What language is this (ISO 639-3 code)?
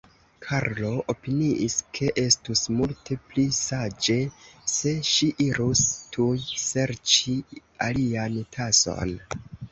epo